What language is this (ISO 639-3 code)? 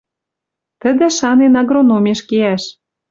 mrj